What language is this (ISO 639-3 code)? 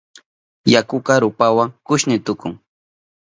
qup